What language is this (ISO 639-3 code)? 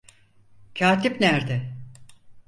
tur